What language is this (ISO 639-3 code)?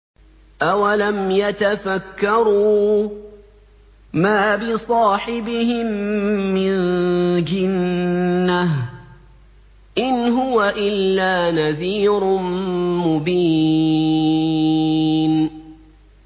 ara